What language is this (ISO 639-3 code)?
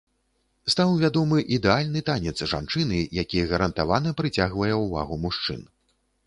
bel